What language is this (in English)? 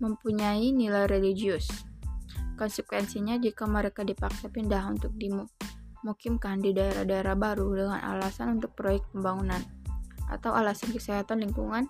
Indonesian